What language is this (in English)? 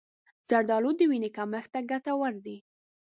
Pashto